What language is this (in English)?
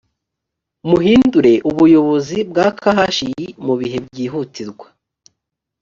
Kinyarwanda